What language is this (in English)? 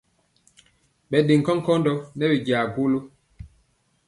Mpiemo